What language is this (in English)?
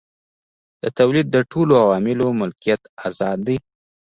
Pashto